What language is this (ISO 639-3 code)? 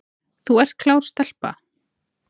isl